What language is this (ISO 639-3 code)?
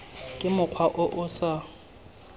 tsn